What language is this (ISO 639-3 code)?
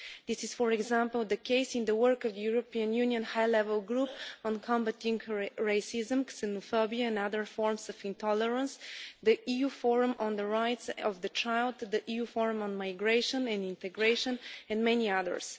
eng